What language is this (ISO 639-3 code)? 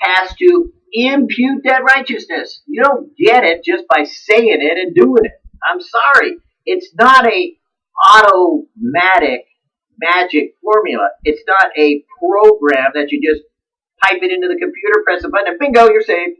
eng